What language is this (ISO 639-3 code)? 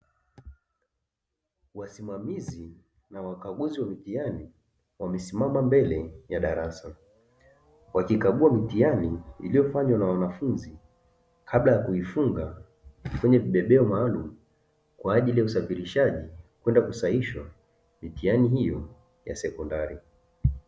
swa